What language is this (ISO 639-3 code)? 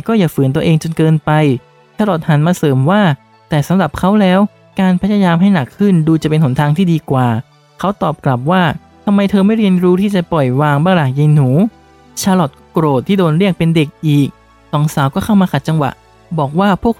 tha